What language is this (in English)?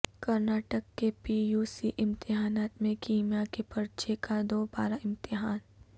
Urdu